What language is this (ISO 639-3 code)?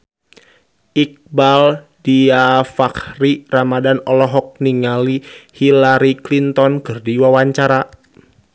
sun